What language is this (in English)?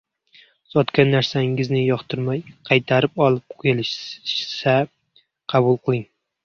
Uzbek